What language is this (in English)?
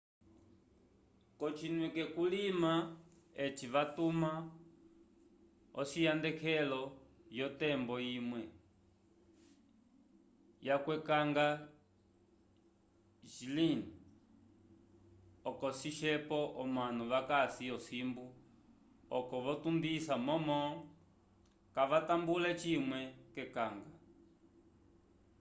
Umbundu